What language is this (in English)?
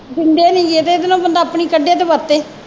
Punjabi